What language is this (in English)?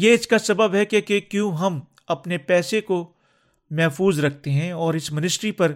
Urdu